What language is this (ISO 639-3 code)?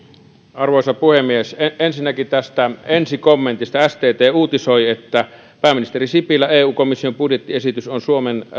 fin